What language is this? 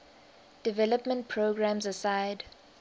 English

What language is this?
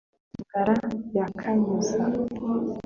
Kinyarwanda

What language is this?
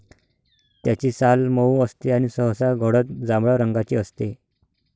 Marathi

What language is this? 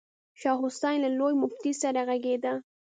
Pashto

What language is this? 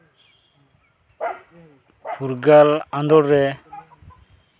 Santali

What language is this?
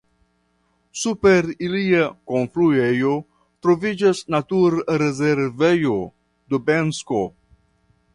Esperanto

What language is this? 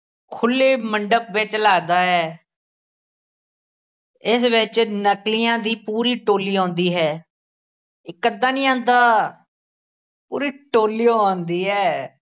Punjabi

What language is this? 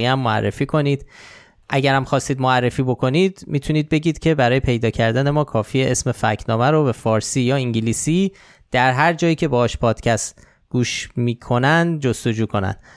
Persian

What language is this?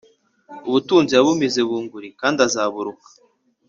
Kinyarwanda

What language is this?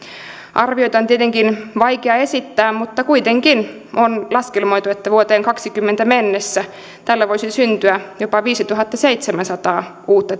Finnish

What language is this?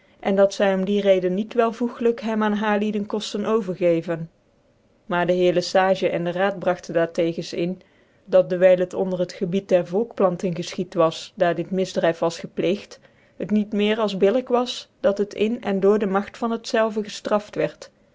Dutch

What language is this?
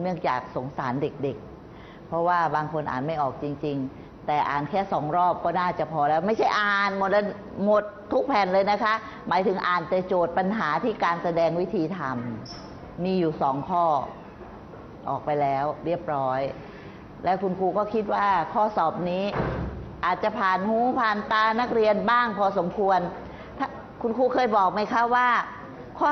Thai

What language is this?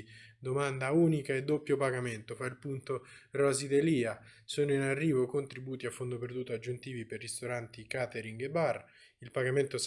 Italian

